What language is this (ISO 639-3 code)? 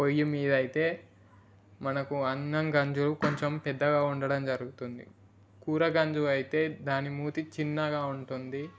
tel